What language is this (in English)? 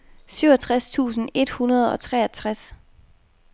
Danish